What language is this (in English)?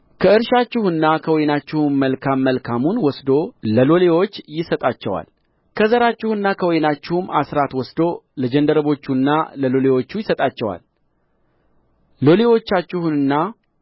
Amharic